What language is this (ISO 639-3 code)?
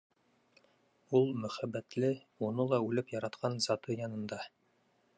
bak